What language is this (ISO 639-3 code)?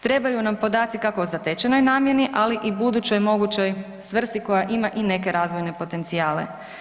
hrv